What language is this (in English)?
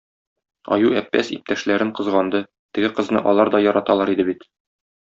Tatar